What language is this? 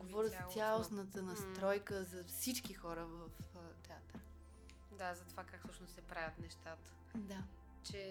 Bulgarian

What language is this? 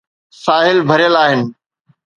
Sindhi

